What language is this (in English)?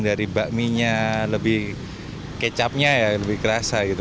Indonesian